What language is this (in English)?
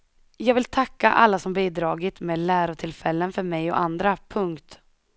Swedish